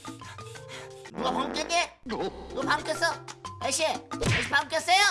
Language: Korean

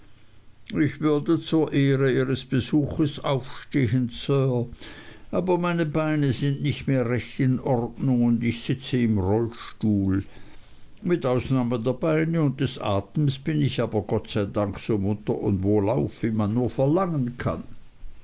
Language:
German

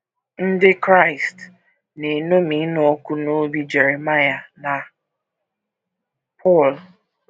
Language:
Igbo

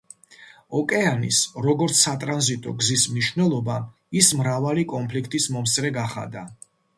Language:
Georgian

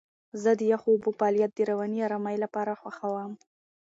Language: Pashto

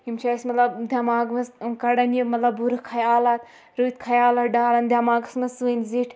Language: Kashmiri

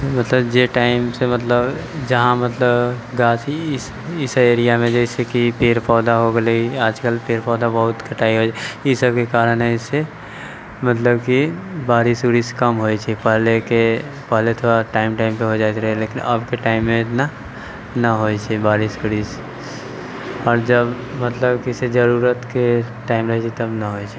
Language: Maithili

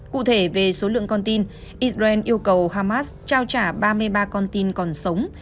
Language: Vietnamese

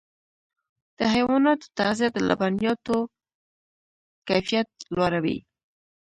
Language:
Pashto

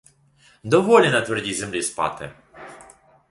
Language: Ukrainian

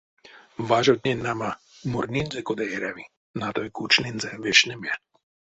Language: Erzya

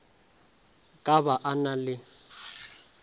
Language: Northern Sotho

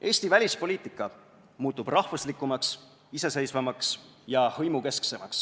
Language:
Estonian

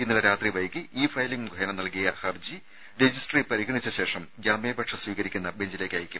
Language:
Malayalam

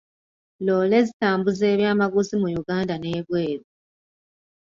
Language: Ganda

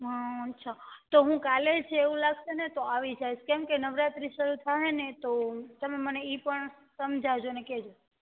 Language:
Gujarati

